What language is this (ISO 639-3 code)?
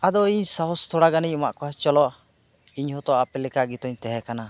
sat